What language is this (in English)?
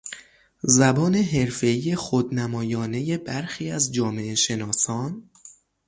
Persian